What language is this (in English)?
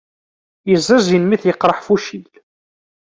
Kabyle